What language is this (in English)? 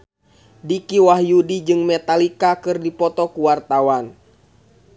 Sundanese